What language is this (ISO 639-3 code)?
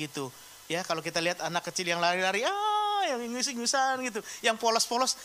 ind